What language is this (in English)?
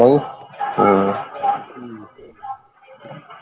Punjabi